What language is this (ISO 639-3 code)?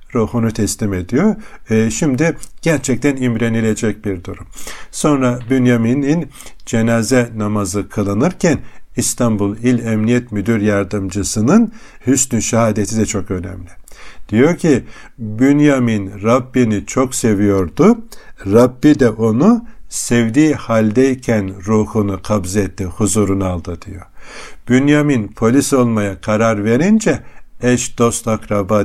tur